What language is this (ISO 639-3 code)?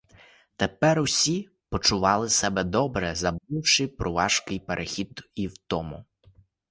ukr